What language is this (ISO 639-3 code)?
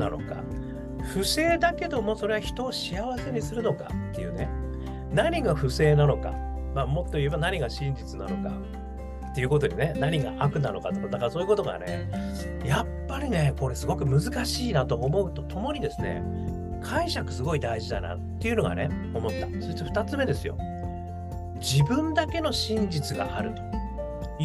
jpn